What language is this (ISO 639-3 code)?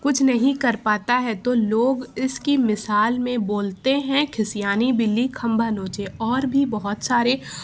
urd